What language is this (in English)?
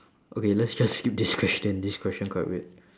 English